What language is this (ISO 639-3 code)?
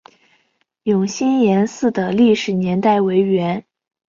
zho